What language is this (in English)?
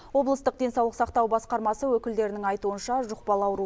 Kazakh